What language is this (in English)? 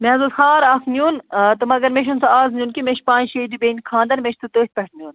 Kashmiri